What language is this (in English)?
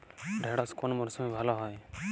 Bangla